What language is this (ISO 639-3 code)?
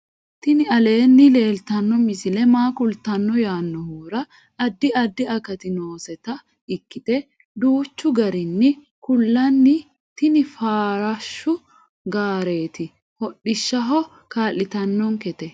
sid